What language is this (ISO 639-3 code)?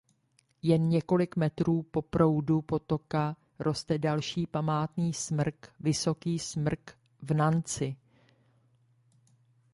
ces